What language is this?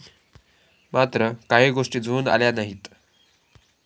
Marathi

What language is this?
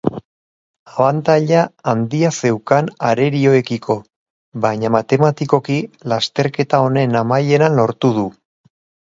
Basque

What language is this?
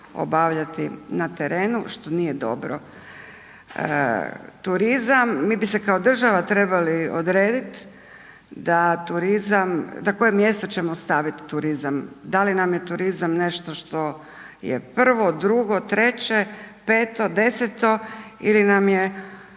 Croatian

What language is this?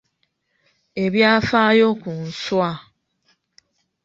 Ganda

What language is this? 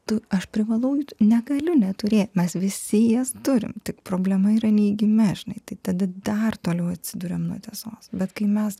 Lithuanian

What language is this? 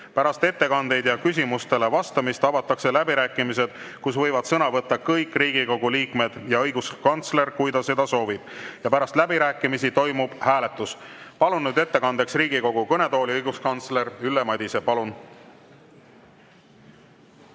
Estonian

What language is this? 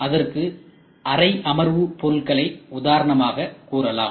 Tamil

